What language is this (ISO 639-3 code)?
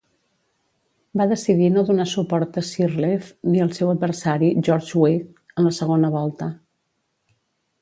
cat